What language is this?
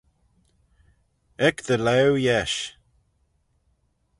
Manx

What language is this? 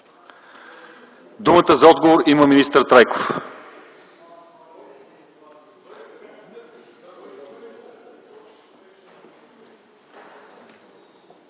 Bulgarian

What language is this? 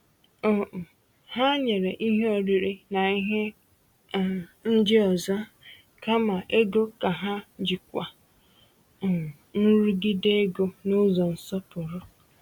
Igbo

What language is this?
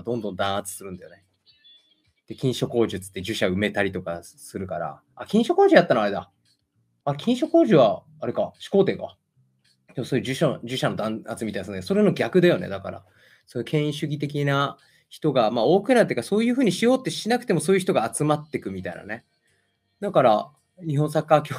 Japanese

